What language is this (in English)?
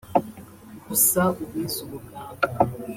Kinyarwanda